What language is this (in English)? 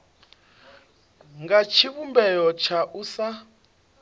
Venda